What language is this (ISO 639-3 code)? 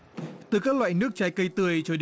vie